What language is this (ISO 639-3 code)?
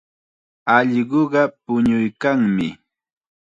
qxa